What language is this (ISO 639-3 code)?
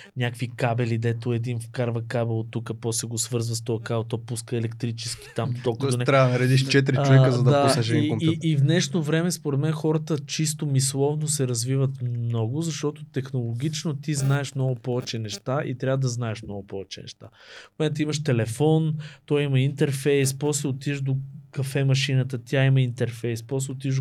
bul